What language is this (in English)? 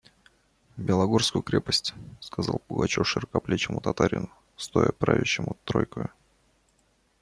Russian